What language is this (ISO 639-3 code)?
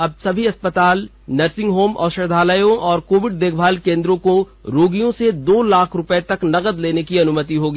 hin